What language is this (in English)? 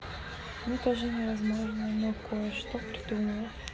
Russian